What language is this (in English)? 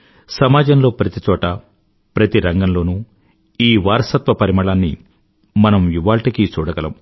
Telugu